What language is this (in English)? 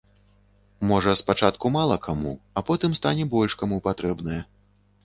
Belarusian